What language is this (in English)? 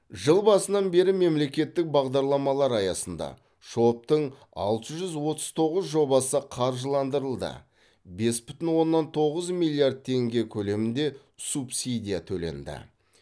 Kazakh